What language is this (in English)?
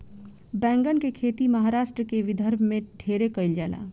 Bhojpuri